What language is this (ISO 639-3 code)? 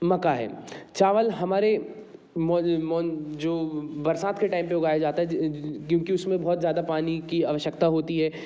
hin